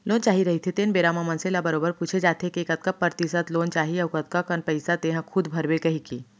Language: Chhattisgarhi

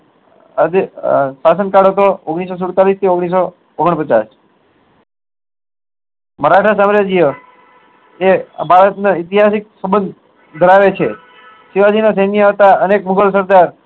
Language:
Gujarati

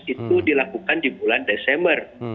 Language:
Indonesian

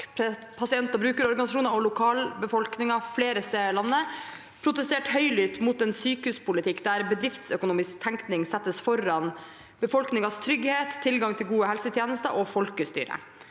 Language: Norwegian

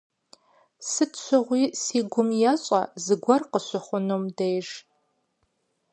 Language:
Kabardian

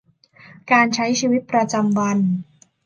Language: Thai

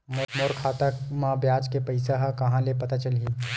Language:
Chhattisgarhi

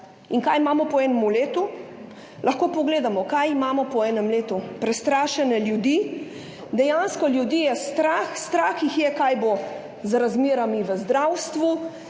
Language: Slovenian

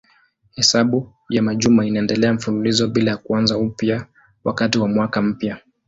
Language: Swahili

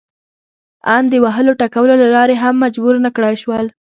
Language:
Pashto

